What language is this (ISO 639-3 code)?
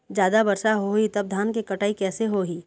hne